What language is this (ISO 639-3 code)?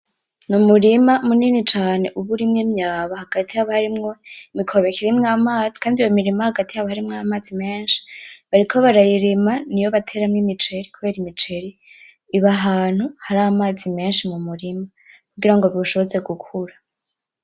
run